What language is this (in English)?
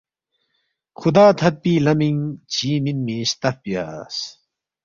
Balti